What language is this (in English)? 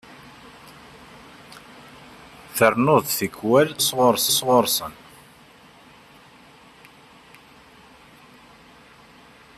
Kabyle